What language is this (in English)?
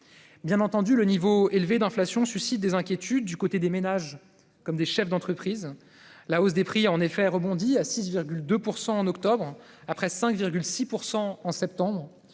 French